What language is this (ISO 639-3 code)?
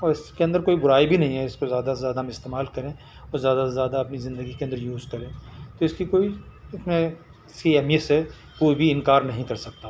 urd